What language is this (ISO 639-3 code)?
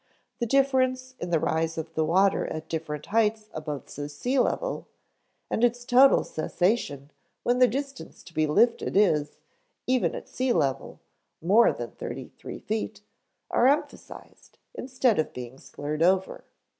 eng